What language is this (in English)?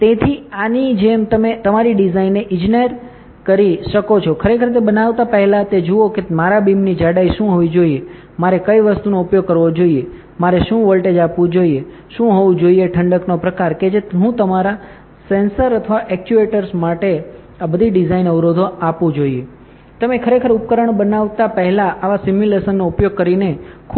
Gujarati